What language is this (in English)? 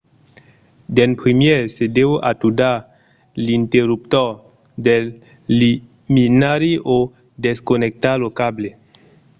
Occitan